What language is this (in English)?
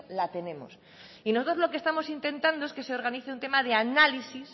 Spanish